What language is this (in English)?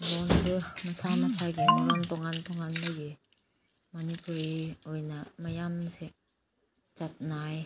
Manipuri